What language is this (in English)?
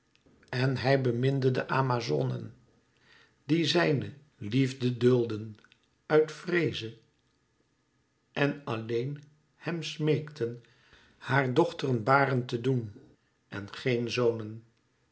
Dutch